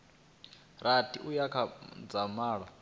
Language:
Venda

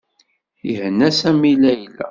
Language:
Kabyle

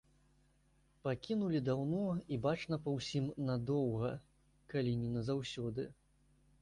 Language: Belarusian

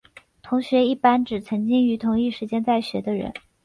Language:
Chinese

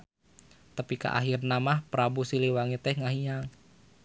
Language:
Sundanese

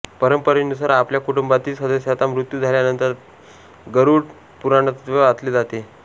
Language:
Marathi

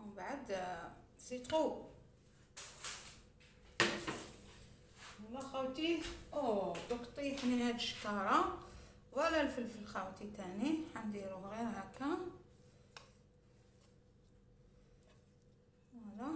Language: Arabic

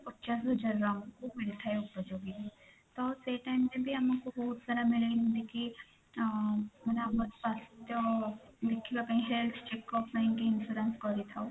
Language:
Odia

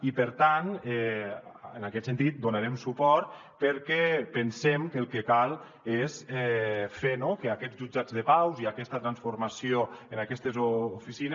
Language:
Catalan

